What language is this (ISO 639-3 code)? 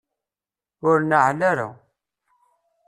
kab